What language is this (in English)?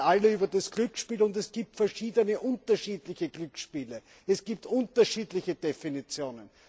German